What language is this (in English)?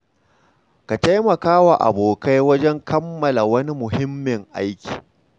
Hausa